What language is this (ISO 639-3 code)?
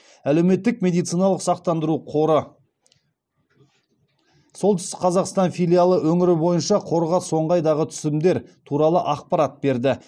kaz